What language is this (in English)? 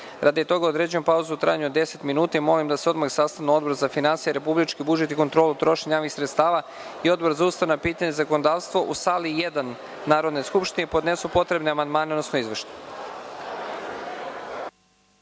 Serbian